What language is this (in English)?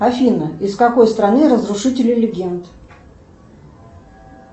Russian